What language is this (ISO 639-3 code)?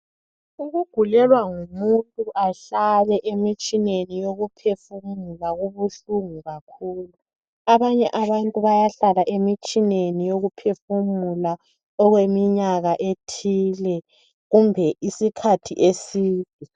nde